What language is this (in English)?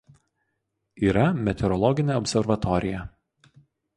Lithuanian